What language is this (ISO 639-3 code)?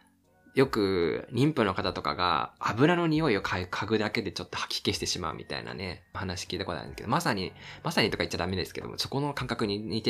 jpn